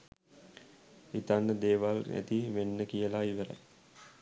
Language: Sinhala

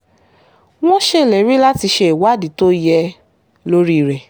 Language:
Yoruba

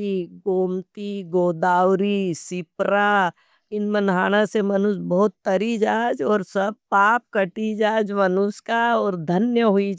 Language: Nimadi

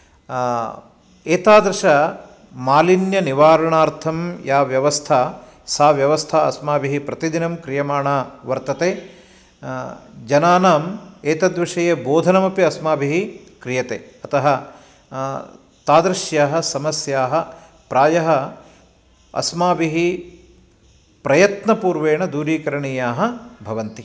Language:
Sanskrit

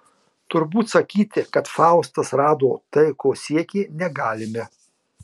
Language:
Lithuanian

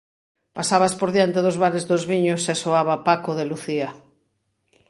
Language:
Galician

